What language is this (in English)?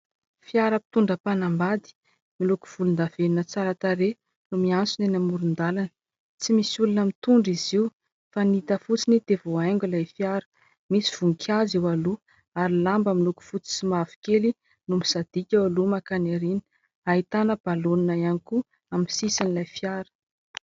Malagasy